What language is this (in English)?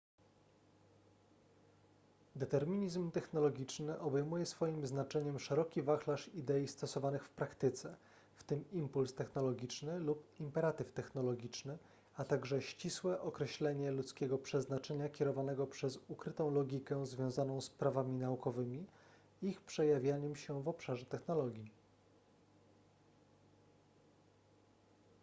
Polish